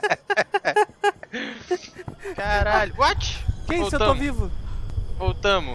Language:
Portuguese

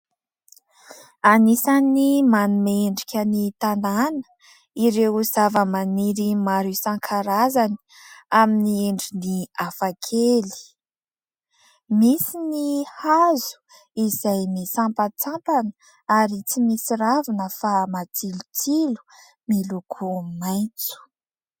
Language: Malagasy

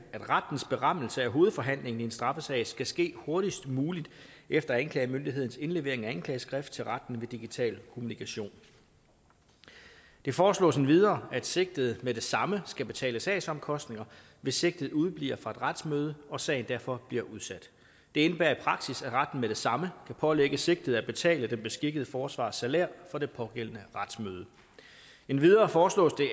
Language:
Danish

